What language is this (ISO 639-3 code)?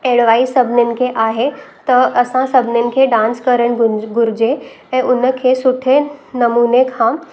snd